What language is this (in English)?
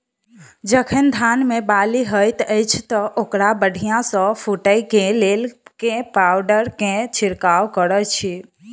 Maithili